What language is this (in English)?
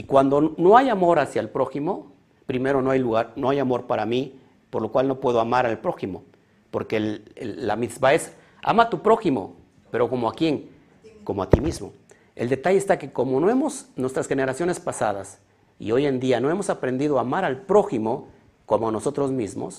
Spanish